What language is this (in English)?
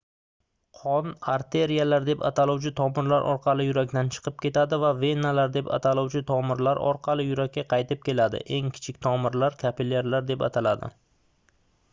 Uzbek